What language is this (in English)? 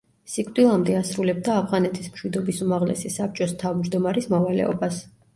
Georgian